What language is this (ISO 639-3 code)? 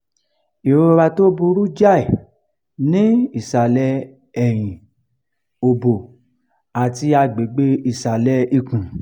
yor